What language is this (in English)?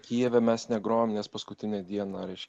Lithuanian